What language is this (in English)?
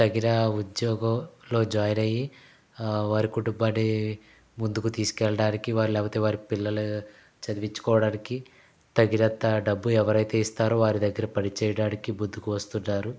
Telugu